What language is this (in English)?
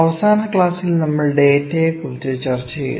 Malayalam